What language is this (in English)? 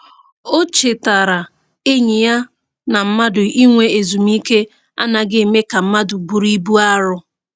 Igbo